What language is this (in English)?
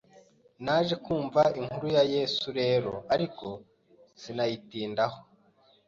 Kinyarwanda